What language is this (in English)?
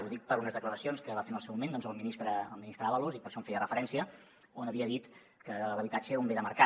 Catalan